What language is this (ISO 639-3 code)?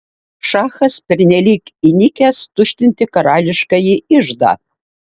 lit